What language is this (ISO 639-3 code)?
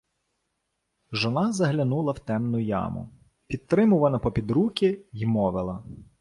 ukr